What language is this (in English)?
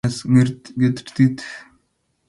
Kalenjin